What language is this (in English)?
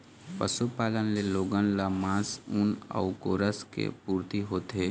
Chhattisgarhi